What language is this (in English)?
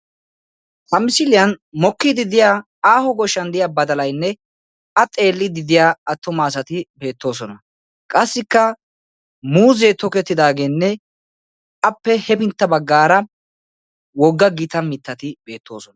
Wolaytta